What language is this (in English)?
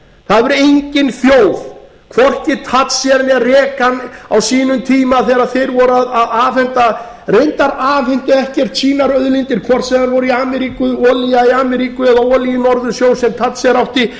Icelandic